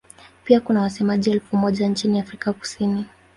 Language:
Swahili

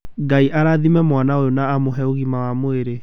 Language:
Kikuyu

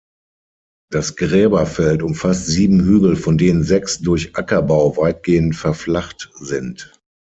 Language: German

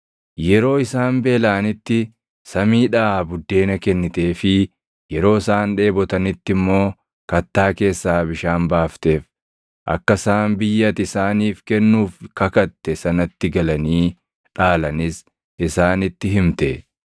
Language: Oromo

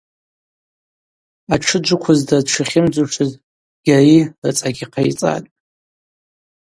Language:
Abaza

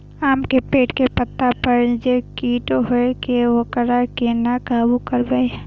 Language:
Maithili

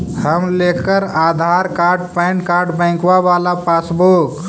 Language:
Magahi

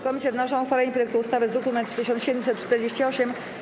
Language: Polish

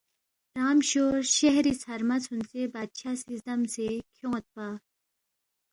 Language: Balti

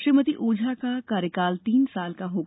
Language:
Hindi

